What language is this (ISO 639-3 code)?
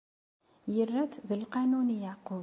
kab